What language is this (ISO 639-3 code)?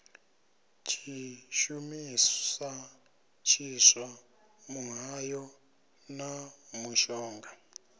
ven